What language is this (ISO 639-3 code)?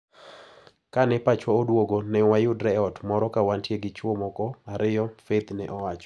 luo